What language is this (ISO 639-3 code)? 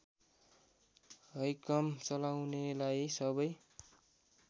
nep